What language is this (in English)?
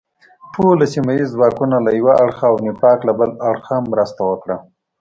Pashto